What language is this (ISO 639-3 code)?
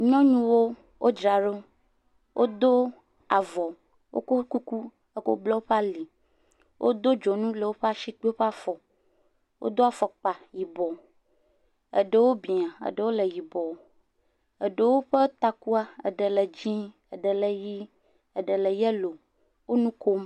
ewe